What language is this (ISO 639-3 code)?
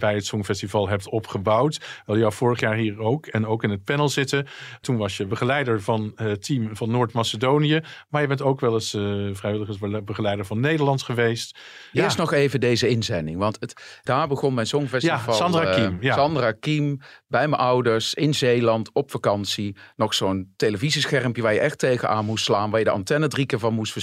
nld